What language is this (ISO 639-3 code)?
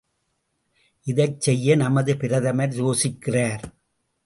tam